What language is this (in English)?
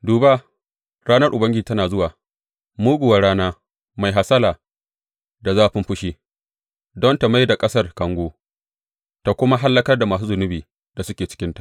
Hausa